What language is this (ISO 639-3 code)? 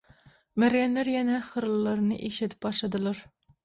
tuk